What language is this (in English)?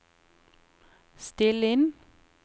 Norwegian